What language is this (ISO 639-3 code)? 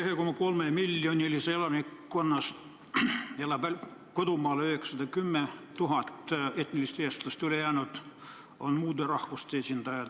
est